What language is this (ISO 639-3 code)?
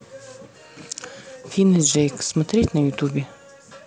rus